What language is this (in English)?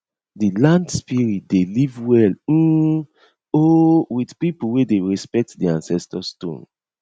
Nigerian Pidgin